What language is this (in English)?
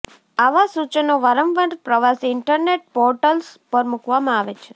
Gujarati